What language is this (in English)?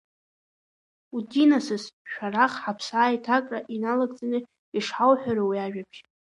Abkhazian